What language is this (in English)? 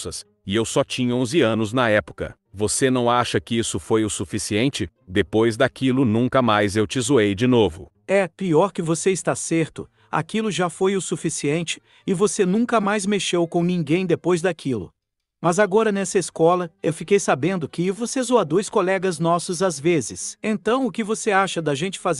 Portuguese